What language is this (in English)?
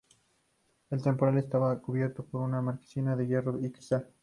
Spanish